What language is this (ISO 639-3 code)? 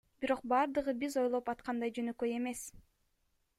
kir